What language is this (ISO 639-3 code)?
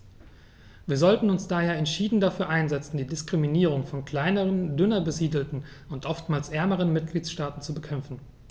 deu